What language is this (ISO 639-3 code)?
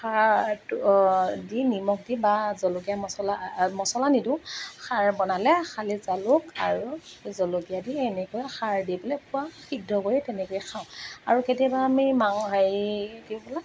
asm